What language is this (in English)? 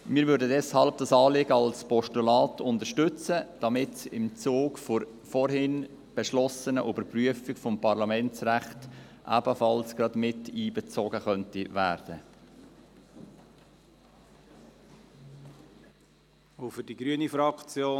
Swiss German